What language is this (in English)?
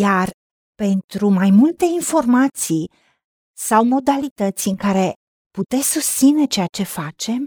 Romanian